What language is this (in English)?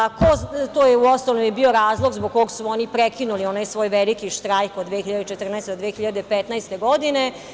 Serbian